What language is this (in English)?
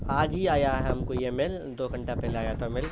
Urdu